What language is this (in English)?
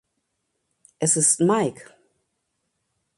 German